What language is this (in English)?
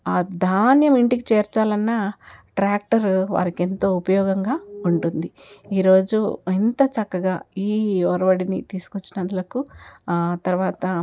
Telugu